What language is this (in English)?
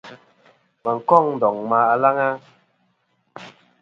Kom